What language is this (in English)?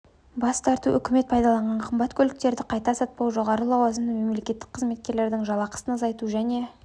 Kazakh